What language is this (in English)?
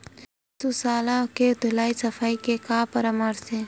Chhattisgarhi